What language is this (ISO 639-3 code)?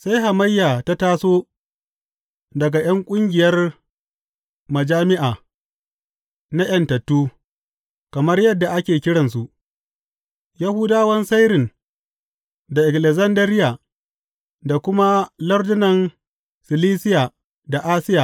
hau